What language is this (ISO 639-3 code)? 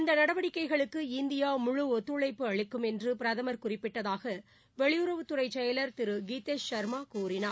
tam